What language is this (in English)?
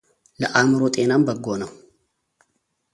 Amharic